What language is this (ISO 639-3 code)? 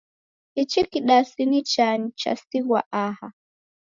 dav